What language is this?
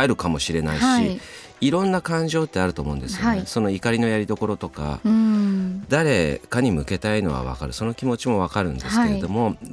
Japanese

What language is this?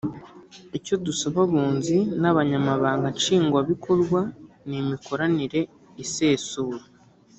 Kinyarwanda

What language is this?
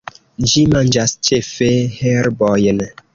Esperanto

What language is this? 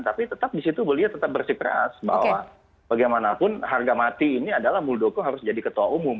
Indonesian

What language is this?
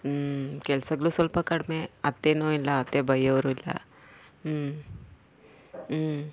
Kannada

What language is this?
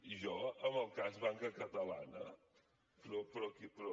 Catalan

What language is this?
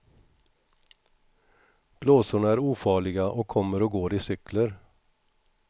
Swedish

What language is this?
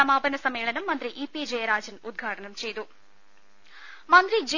Malayalam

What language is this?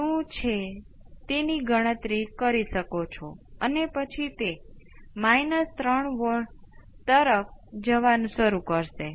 Gujarati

